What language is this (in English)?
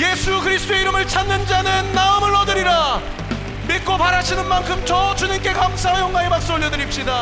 Korean